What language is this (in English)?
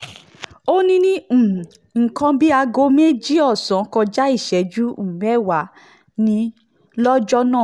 Yoruba